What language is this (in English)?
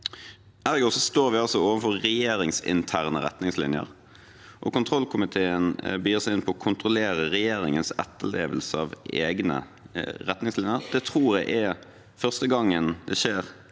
Norwegian